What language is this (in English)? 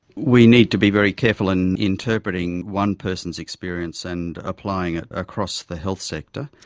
English